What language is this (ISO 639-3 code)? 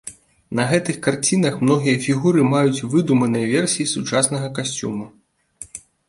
bel